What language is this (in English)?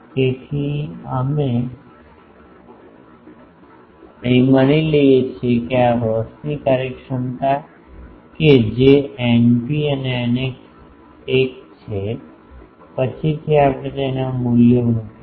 Gujarati